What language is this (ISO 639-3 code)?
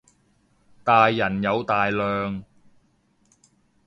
yue